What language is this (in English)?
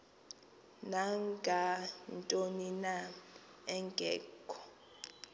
Xhosa